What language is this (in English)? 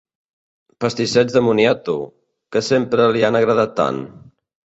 Catalan